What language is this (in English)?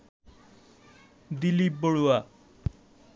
Bangla